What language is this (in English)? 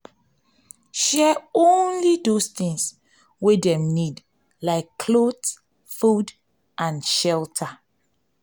Nigerian Pidgin